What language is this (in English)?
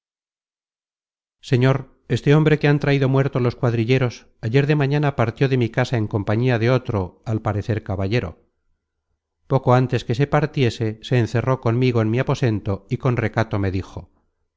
Spanish